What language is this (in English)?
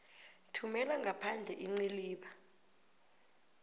South Ndebele